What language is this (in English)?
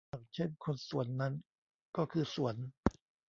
Thai